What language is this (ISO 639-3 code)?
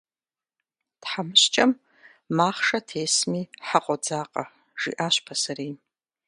kbd